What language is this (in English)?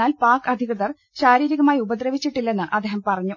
Malayalam